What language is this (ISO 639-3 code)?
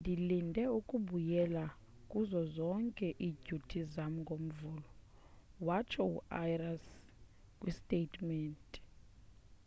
xho